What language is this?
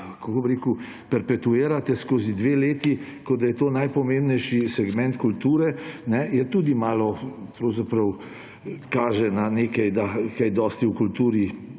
Slovenian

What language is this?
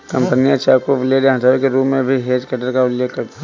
Hindi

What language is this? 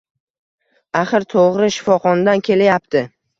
Uzbek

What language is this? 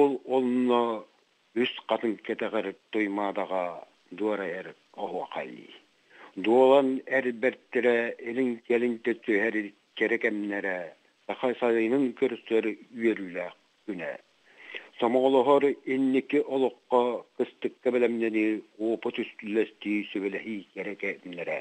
Turkish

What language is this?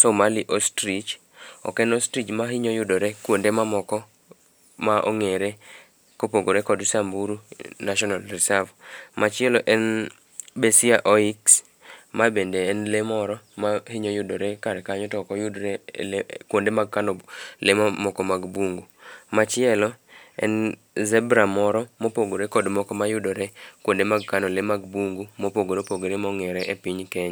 Luo (Kenya and Tanzania)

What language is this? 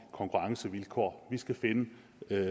Danish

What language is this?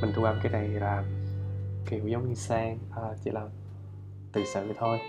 Vietnamese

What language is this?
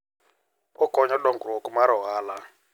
Luo (Kenya and Tanzania)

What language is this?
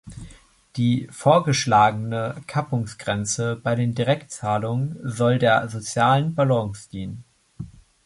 German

